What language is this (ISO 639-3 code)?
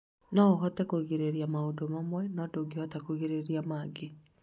kik